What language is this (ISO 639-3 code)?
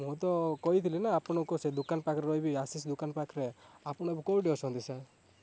ori